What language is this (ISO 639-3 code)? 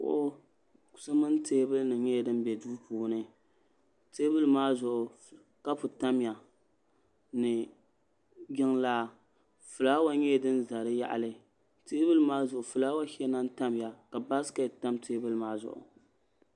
dag